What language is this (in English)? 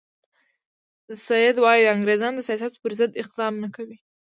Pashto